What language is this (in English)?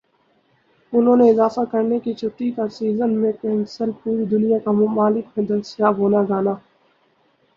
Urdu